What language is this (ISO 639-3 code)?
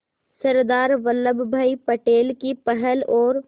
hin